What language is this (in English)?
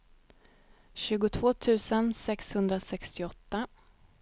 Swedish